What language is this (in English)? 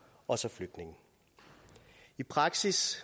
Danish